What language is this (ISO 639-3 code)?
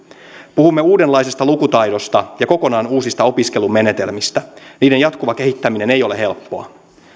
fin